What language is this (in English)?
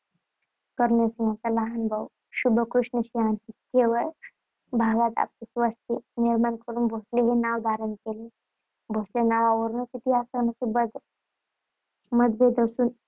Marathi